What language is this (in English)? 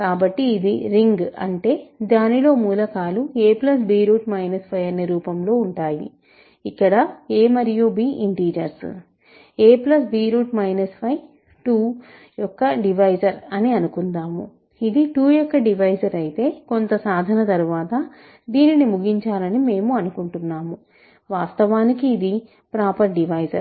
Telugu